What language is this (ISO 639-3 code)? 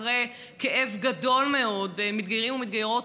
heb